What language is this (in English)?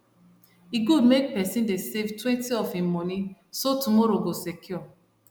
Nigerian Pidgin